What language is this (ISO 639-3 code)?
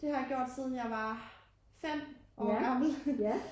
dan